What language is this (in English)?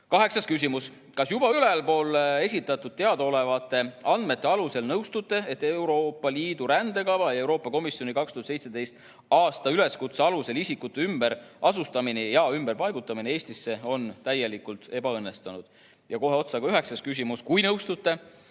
Estonian